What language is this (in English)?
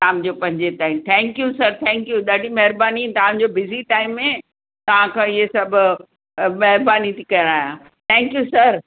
Sindhi